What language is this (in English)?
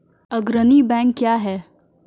Maithili